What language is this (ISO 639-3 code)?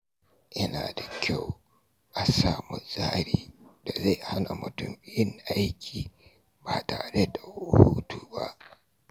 hau